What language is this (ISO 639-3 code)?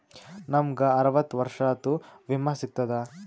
kan